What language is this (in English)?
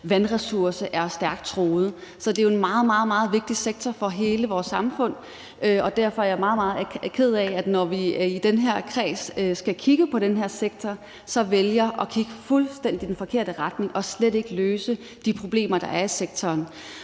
Danish